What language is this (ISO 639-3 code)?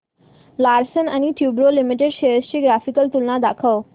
mar